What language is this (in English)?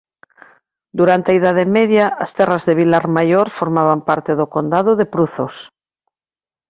Galician